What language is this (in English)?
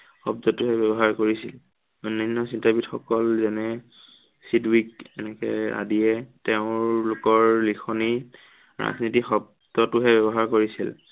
Assamese